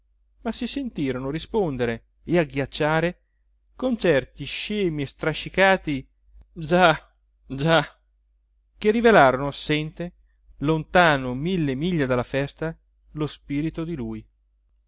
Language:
Italian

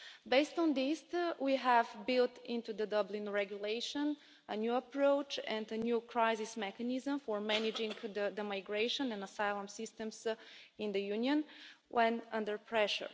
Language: English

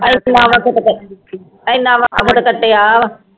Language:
Punjabi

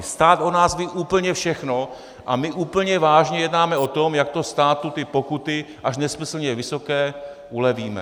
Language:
Czech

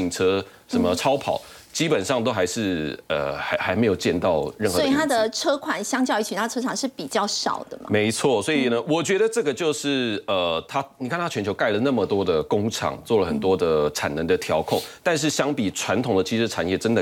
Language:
Chinese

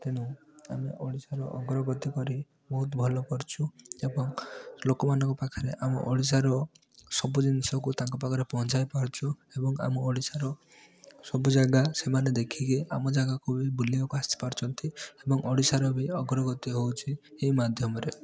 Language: Odia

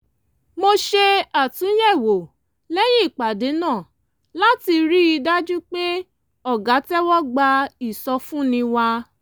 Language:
Yoruba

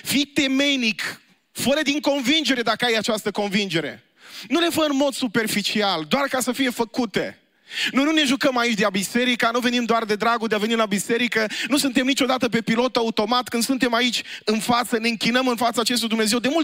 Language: Romanian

